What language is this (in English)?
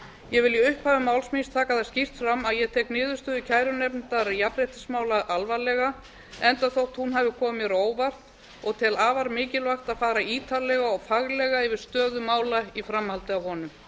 Icelandic